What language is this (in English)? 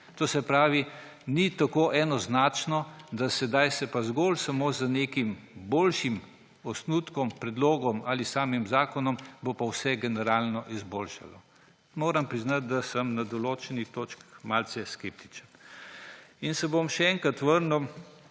Slovenian